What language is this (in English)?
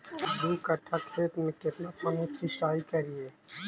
Magahi